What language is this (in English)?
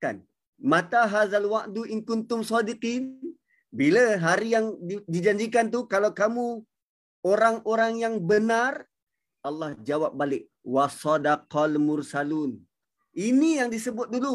Malay